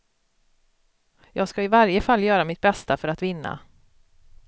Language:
Swedish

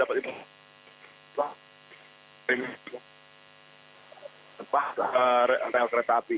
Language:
Indonesian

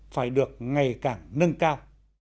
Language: Vietnamese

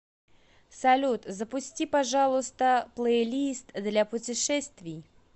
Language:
Russian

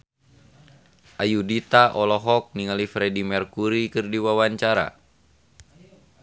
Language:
Sundanese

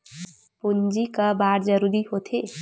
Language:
Chhattisgarhi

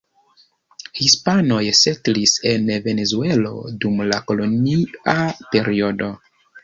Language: Esperanto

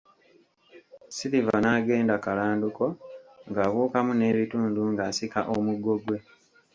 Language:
Ganda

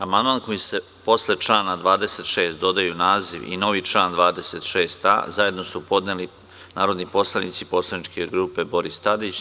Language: Serbian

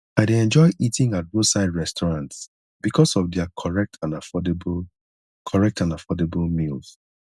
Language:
Nigerian Pidgin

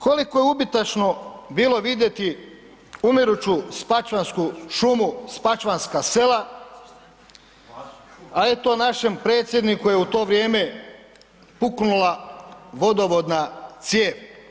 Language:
Croatian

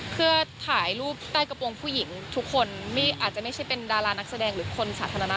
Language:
Thai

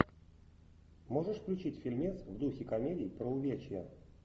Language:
Russian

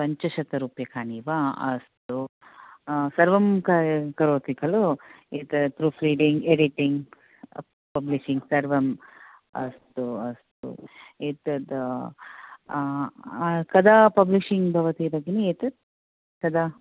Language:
Sanskrit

